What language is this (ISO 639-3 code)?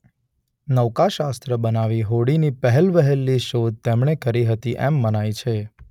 guj